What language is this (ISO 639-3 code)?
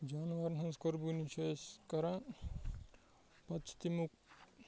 kas